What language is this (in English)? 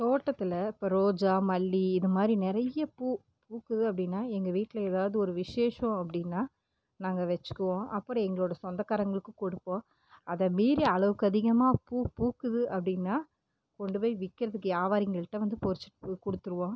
Tamil